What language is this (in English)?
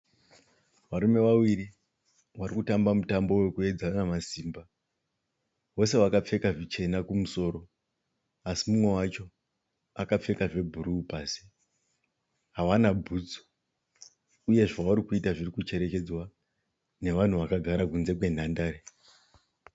Shona